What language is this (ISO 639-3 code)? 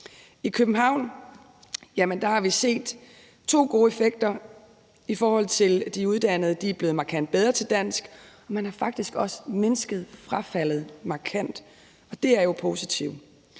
dan